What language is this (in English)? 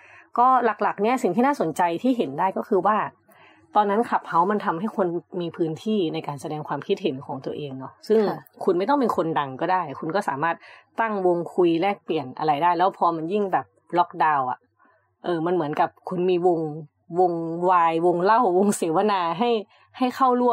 Thai